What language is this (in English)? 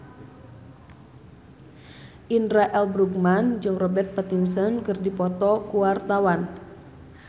Sundanese